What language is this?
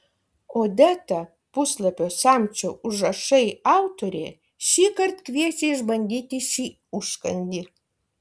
Lithuanian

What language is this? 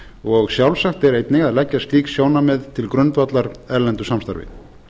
Icelandic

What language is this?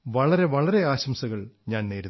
Malayalam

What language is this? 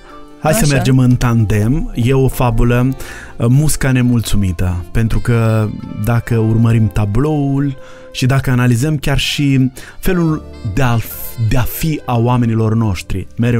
Romanian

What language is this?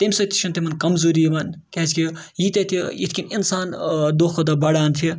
Kashmiri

